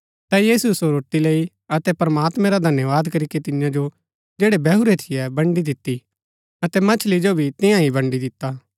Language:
Gaddi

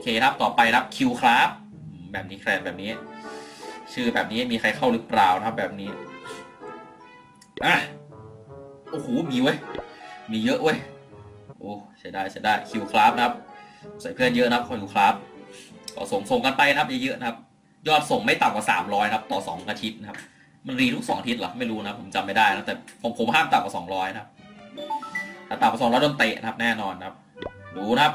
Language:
Thai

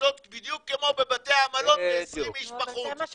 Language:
Hebrew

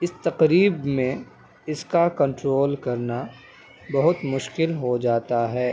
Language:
Urdu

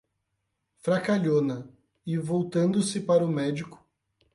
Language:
Portuguese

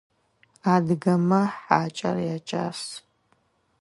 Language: Adyghe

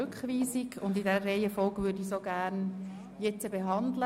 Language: Swiss German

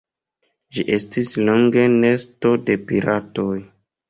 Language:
Esperanto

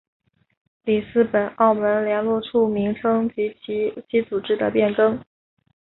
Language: Chinese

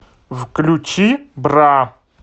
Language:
Russian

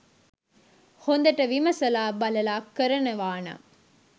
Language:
Sinhala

